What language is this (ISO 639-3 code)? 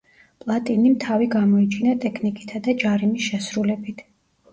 kat